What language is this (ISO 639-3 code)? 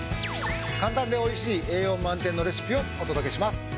jpn